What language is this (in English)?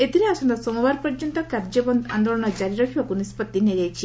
Odia